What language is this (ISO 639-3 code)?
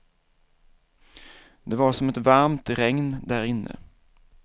swe